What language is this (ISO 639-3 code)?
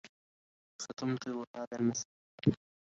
ara